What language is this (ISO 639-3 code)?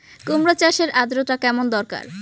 ben